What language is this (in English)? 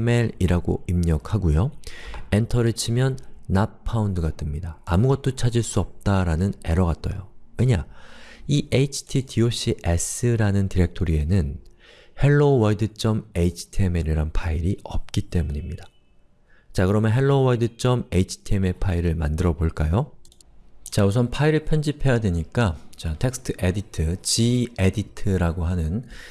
Korean